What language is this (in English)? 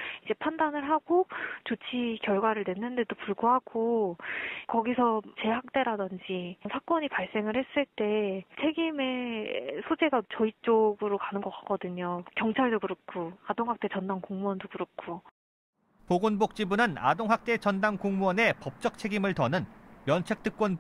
Korean